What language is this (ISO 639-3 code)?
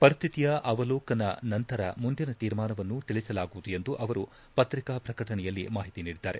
kan